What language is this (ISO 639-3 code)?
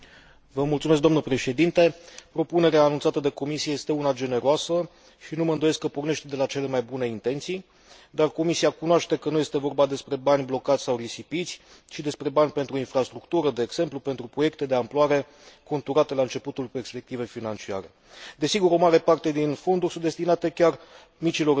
ron